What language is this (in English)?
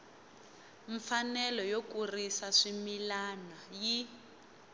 Tsonga